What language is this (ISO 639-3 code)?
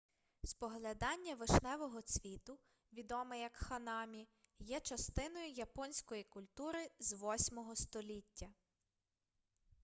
ukr